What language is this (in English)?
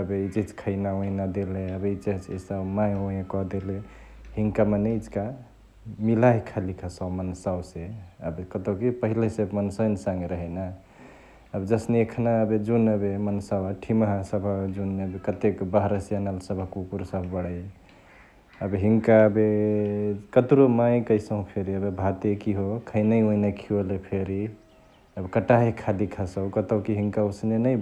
Chitwania Tharu